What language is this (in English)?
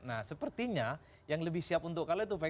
Indonesian